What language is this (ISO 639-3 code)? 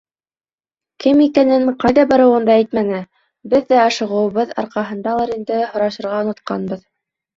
bak